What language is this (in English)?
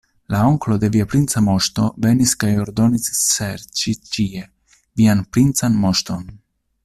Esperanto